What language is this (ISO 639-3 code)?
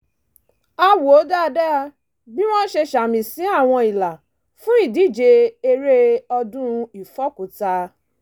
yor